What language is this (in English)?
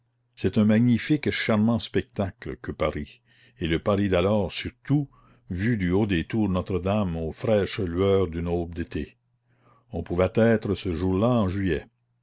French